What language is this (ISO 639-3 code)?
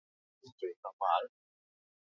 eus